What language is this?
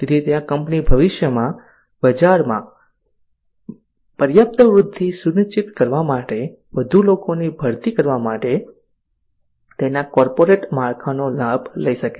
Gujarati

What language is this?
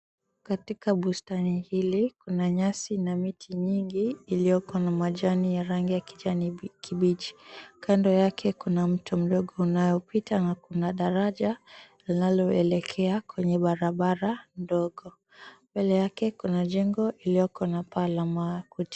Swahili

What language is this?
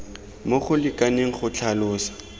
Tswana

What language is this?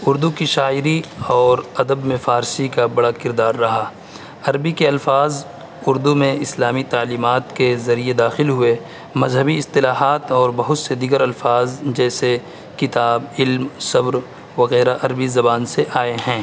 Urdu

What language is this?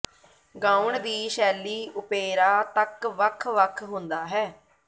Punjabi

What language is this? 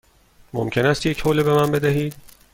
Persian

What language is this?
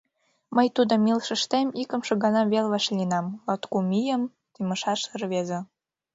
Mari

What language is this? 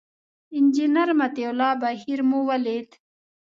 Pashto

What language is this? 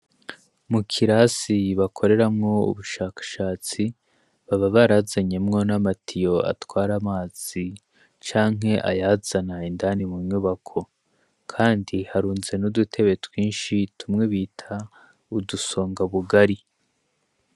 Rundi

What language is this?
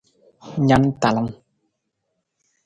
Nawdm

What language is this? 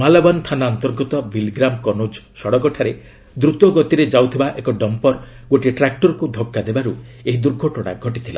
Odia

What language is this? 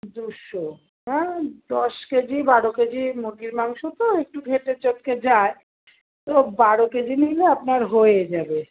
Bangla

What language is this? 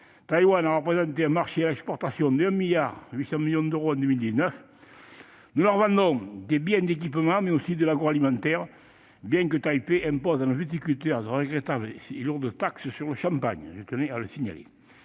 French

